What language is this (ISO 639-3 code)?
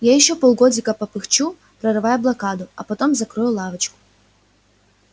rus